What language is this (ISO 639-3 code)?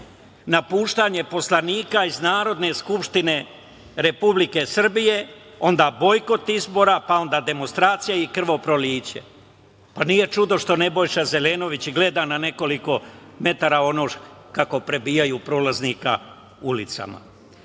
srp